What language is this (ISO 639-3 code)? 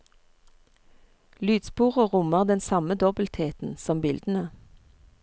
nor